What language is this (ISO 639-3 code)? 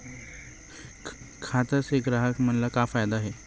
hne